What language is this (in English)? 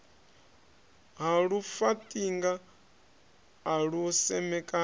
Venda